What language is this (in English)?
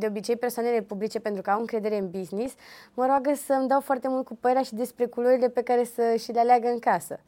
Romanian